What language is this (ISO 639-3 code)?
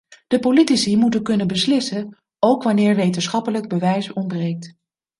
nld